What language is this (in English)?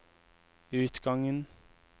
Norwegian